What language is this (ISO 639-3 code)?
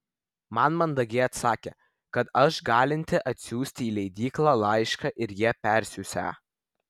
lit